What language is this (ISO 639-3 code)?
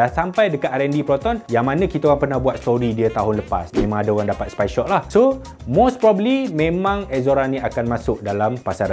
msa